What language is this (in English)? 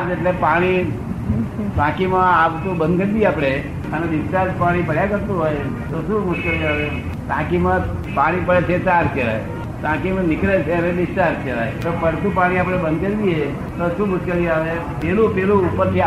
Gujarati